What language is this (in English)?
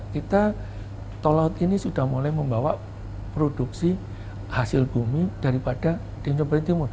Indonesian